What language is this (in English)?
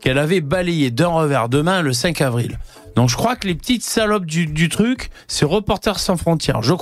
French